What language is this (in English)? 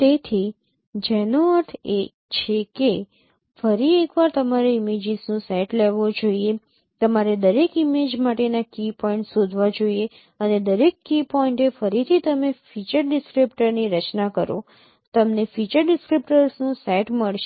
Gujarati